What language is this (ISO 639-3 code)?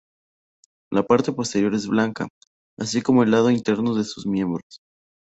spa